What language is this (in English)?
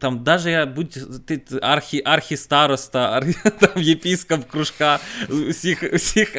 Ukrainian